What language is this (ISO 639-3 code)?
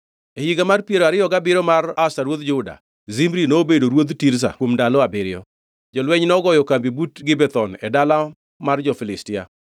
luo